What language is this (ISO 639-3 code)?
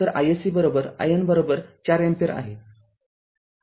mar